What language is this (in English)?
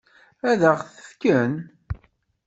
Kabyle